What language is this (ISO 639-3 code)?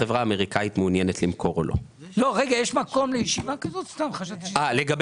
heb